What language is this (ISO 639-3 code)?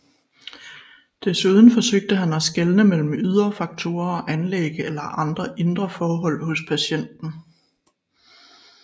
dan